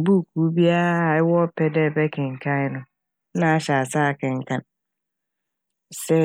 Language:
Akan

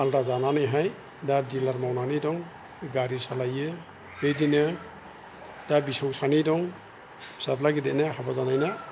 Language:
Bodo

